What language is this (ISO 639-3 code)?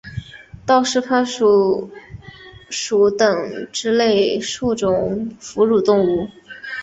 zho